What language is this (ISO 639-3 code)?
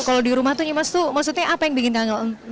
ind